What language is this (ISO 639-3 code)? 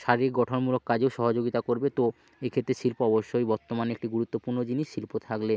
ben